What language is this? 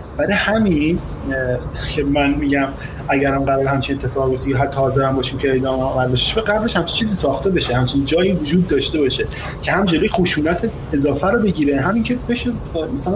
Persian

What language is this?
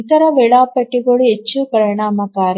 Kannada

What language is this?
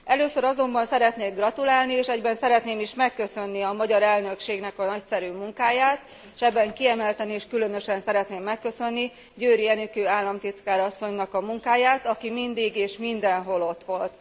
Hungarian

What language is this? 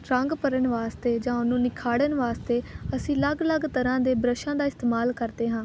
Punjabi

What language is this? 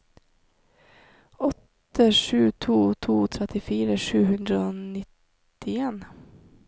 Norwegian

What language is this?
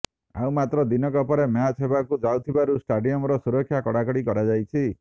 Odia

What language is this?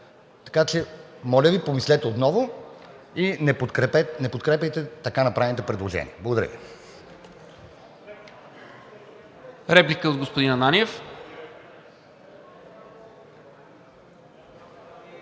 Bulgarian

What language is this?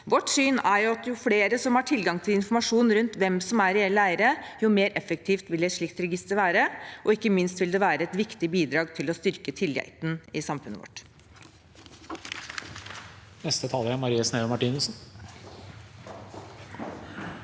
Norwegian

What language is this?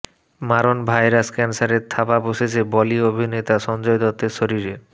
Bangla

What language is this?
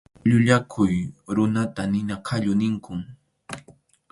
Arequipa-La Unión Quechua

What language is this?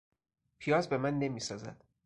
Persian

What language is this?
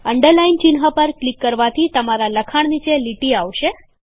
Gujarati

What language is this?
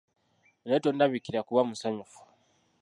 Ganda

